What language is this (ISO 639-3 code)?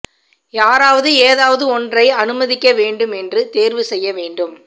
tam